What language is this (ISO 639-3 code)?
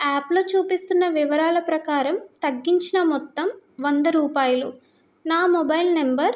tel